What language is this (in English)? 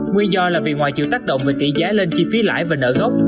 Vietnamese